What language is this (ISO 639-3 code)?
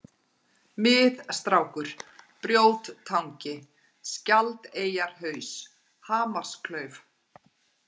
isl